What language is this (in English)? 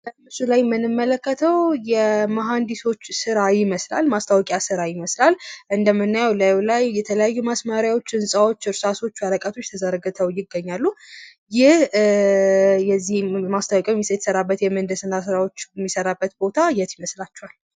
Amharic